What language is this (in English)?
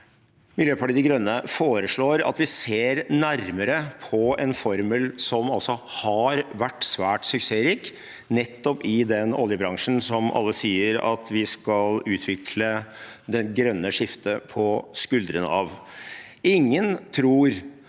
Norwegian